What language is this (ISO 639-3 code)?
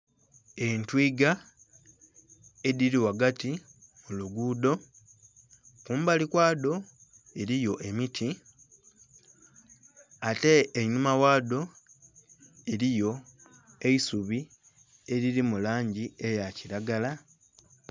xog